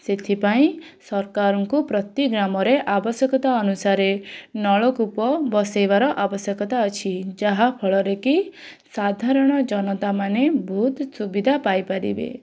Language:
Odia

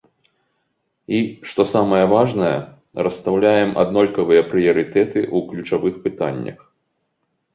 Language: Belarusian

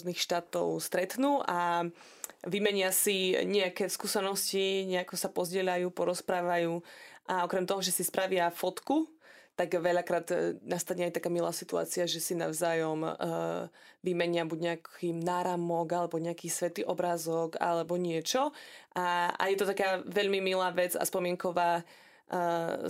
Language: Slovak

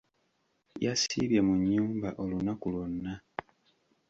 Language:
Ganda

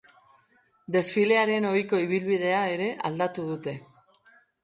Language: Basque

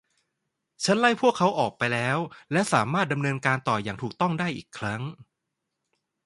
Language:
Thai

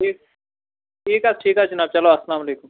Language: Kashmiri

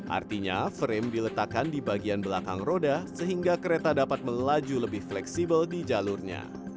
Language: Indonesian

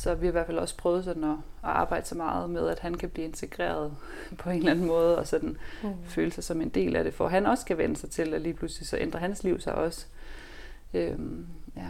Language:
Danish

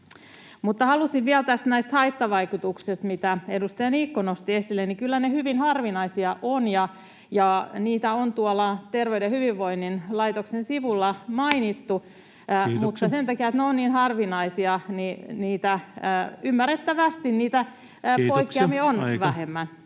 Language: Finnish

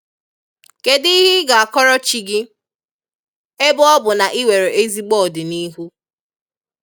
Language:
Igbo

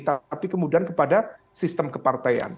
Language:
Indonesian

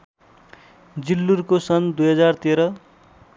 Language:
Nepali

